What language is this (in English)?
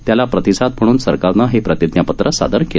Marathi